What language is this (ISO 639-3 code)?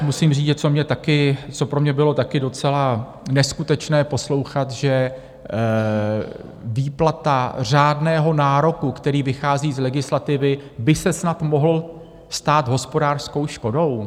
ces